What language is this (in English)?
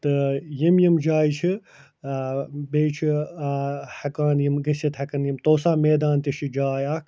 Kashmiri